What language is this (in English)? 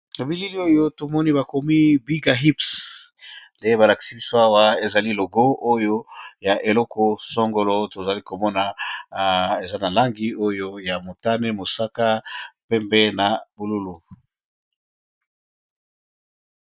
Lingala